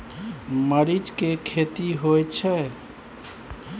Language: Maithili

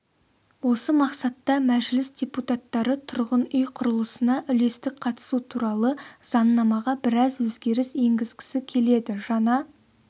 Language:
Kazakh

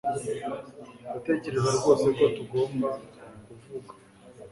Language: Kinyarwanda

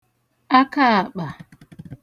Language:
Igbo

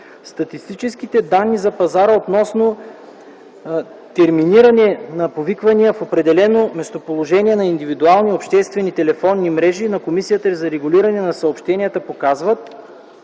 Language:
Bulgarian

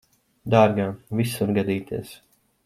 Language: Latvian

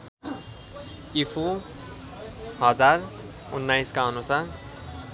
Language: Nepali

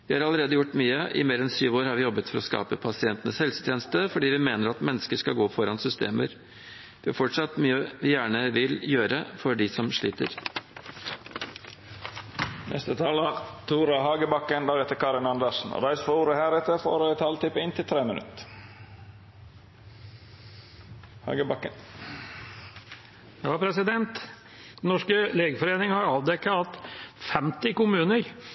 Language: Norwegian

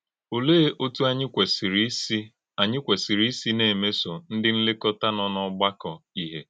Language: Igbo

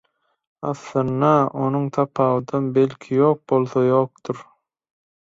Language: Turkmen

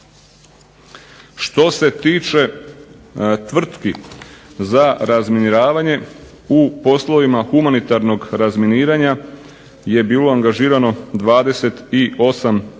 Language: Croatian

